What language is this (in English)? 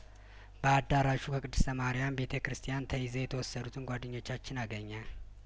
Amharic